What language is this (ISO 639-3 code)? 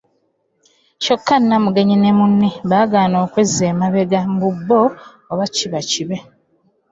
lug